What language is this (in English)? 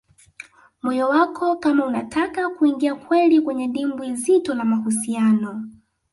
Swahili